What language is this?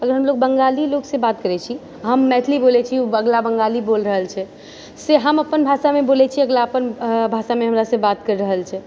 Maithili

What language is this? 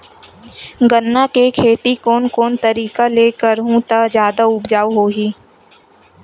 Chhattisgarhi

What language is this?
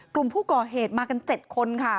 Thai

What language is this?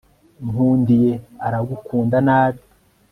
Kinyarwanda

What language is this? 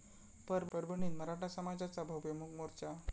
Marathi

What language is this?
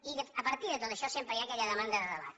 Catalan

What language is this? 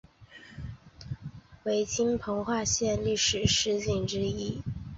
Chinese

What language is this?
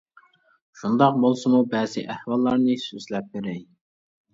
Uyghur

